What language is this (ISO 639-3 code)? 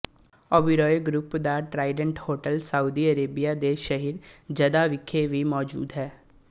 pan